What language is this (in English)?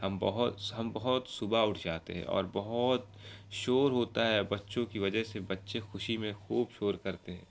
Urdu